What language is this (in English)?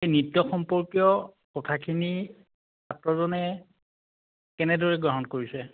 Assamese